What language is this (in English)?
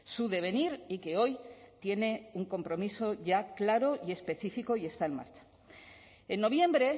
Spanish